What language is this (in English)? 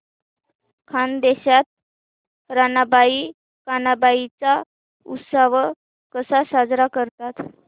Marathi